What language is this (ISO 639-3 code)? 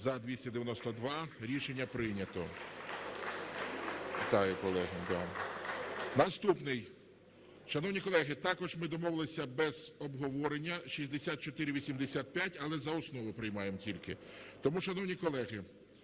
ukr